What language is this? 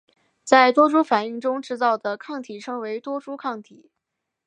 Chinese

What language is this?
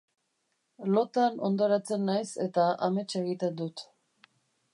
Basque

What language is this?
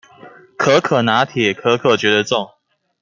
Chinese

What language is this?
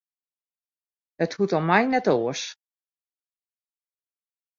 Western Frisian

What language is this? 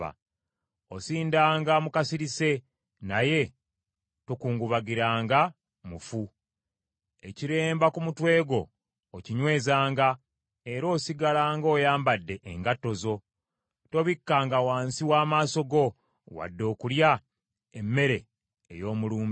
Ganda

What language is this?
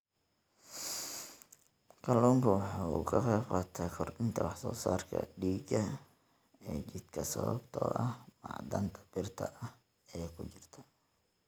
Somali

